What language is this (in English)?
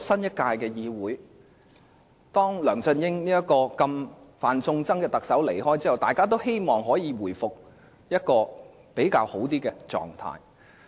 Cantonese